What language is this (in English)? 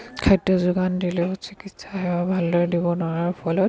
Assamese